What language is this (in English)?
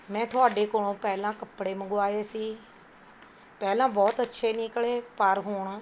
Punjabi